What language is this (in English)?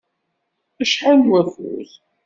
Kabyle